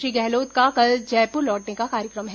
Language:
Hindi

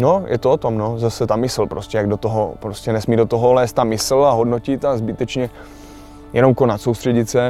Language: Czech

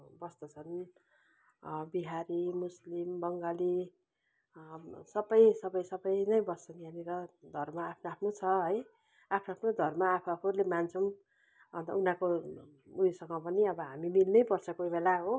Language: Nepali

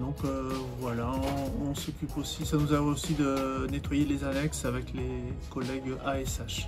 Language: French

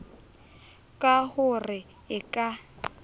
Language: Southern Sotho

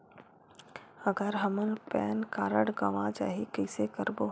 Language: Chhattisgarhi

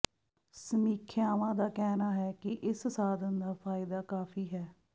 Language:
Punjabi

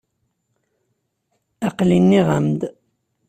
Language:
Kabyle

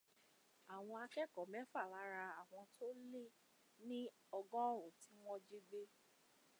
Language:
Yoruba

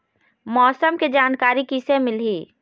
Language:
Chhattisgarhi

